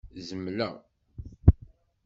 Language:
Kabyle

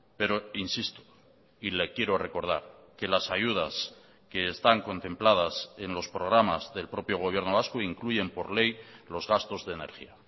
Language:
Spanish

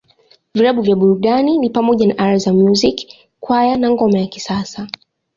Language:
Swahili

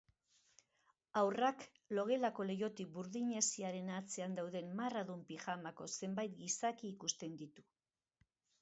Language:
Basque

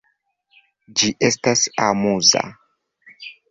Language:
Esperanto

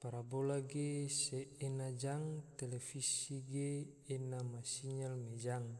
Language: Tidore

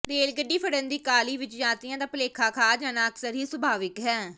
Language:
Punjabi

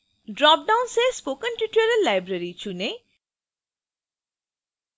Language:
Hindi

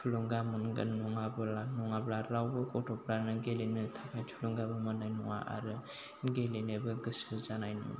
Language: Bodo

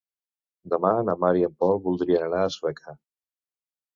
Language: Catalan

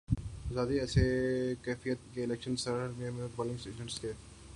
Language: Urdu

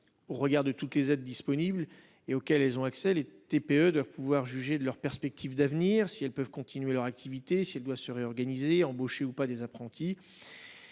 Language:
French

